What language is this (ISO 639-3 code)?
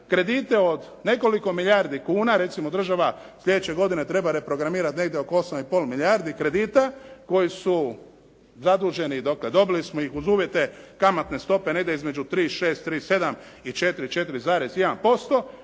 hrv